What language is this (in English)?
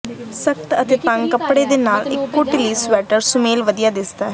Punjabi